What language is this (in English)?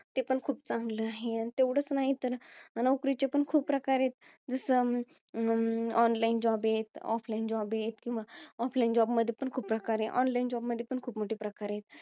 Marathi